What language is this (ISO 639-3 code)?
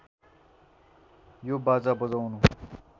nep